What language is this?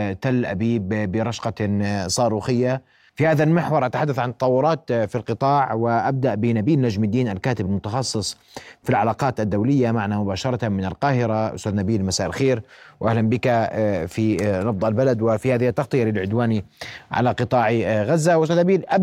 Arabic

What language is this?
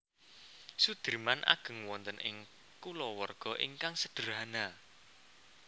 Javanese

